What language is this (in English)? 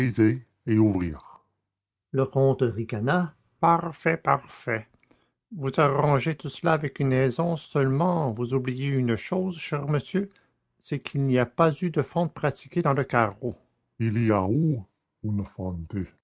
French